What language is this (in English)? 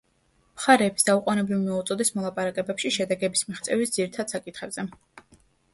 Georgian